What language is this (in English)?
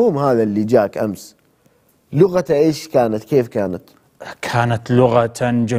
Arabic